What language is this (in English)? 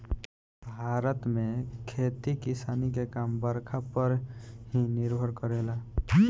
Bhojpuri